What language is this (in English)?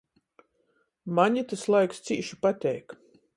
Latgalian